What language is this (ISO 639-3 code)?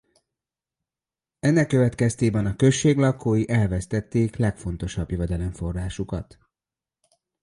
hun